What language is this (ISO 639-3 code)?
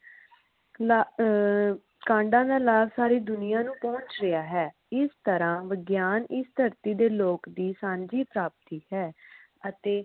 pan